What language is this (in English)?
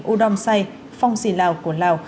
Vietnamese